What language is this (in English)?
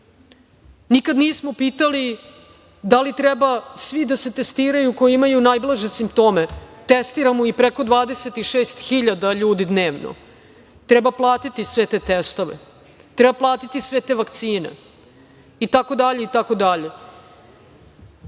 Serbian